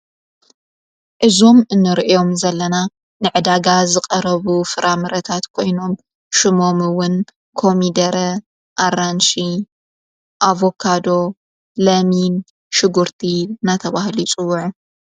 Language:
Tigrinya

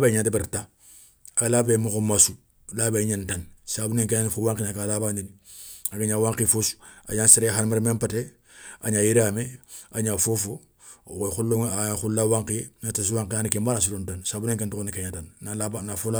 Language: Soninke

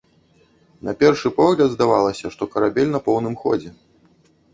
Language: Belarusian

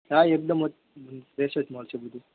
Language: Gujarati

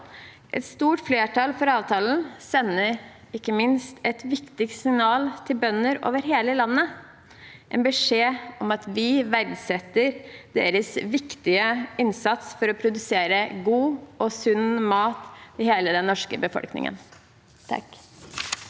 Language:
Norwegian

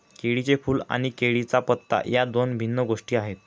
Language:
Marathi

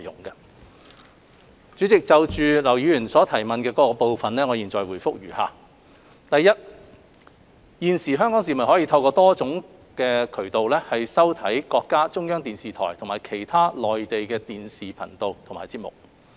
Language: Cantonese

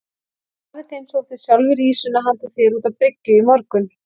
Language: Icelandic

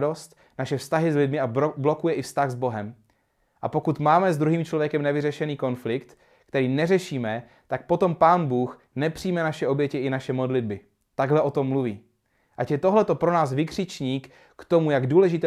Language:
Czech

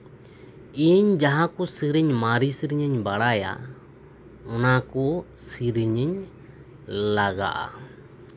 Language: Santali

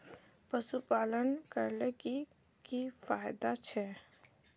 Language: Magahi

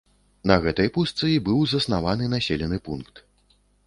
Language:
Belarusian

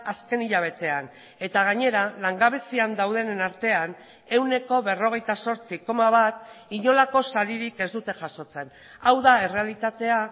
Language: Basque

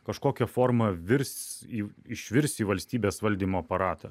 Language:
Lithuanian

